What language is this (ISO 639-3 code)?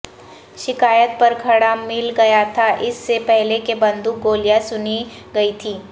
urd